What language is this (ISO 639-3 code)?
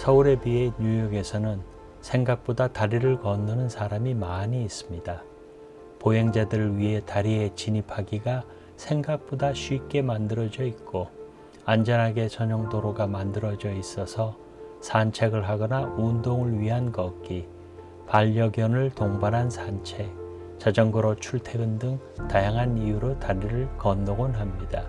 kor